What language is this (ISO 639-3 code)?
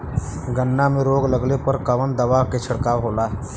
bho